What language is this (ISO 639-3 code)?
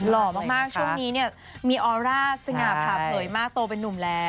tha